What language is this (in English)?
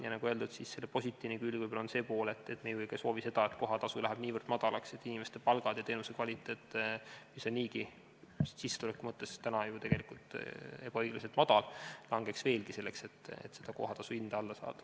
Estonian